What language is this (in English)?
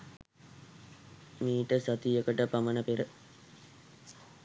Sinhala